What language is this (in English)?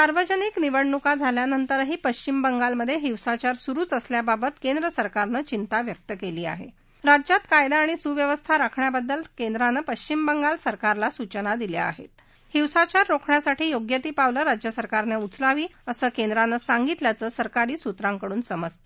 Marathi